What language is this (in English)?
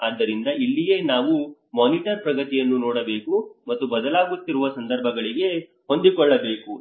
Kannada